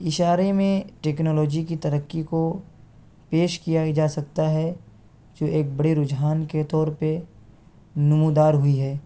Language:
Urdu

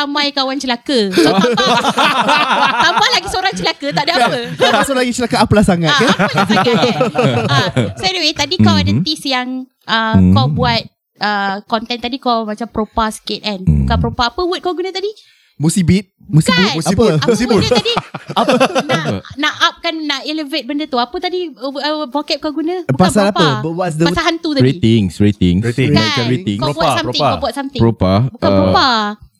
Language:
Malay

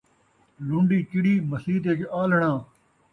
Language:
Saraiki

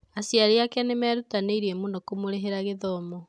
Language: Kikuyu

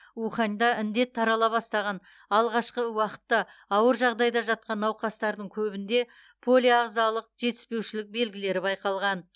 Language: Kazakh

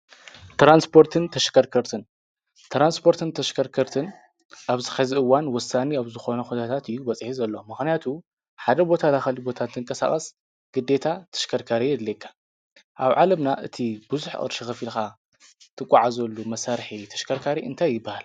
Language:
Tigrinya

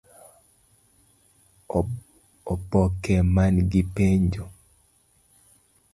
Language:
Luo (Kenya and Tanzania)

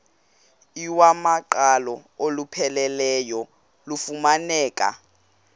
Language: Xhosa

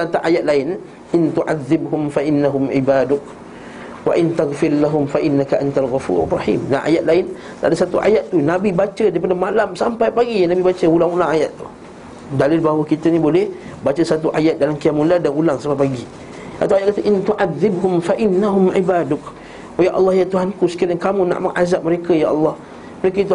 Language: Malay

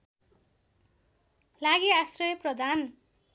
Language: Nepali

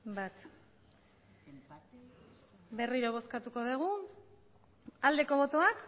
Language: Basque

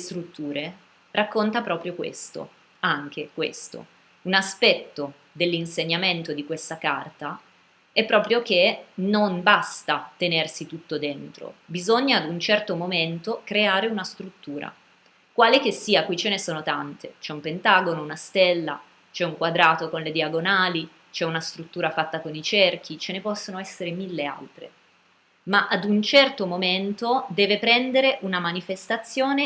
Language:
Italian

